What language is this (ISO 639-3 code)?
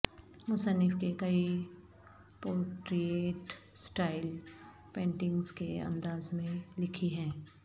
urd